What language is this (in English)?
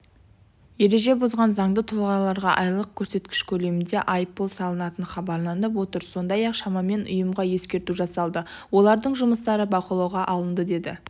Kazakh